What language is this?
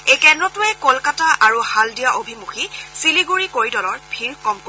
Assamese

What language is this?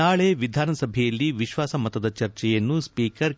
Kannada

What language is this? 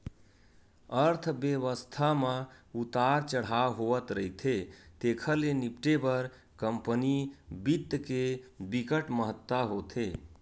Chhattisgarhi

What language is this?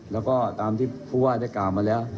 Thai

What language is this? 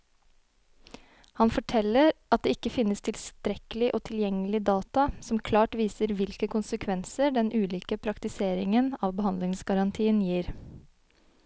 Norwegian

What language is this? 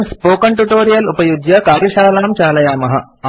Sanskrit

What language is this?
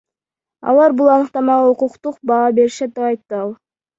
Kyrgyz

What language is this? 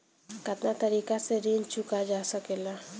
Bhojpuri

